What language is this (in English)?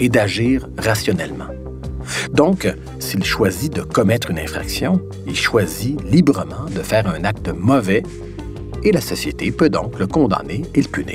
French